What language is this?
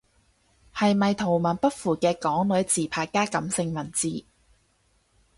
Cantonese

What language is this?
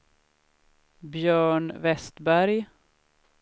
Swedish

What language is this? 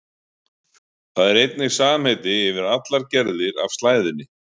Icelandic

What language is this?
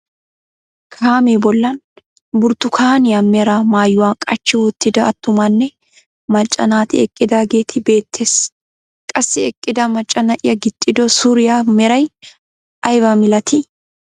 Wolaytta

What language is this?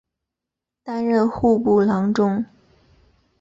Chinese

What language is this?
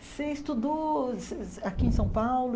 Portuguese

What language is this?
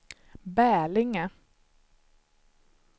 Swedish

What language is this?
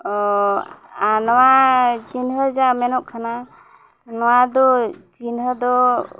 Santali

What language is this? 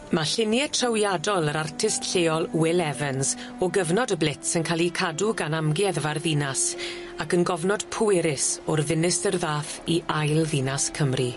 Welsh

